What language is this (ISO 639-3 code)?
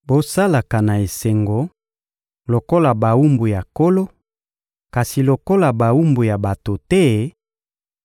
lin